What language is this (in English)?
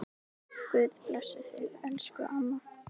Icelandic